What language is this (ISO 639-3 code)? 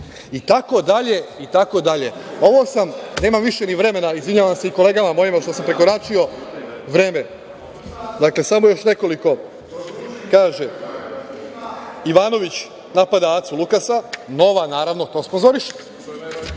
srp